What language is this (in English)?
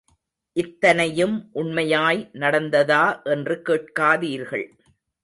Tamil